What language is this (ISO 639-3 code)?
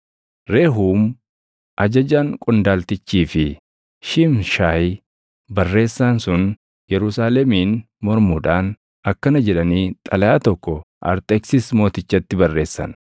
orm